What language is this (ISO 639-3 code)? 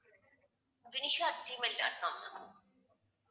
tam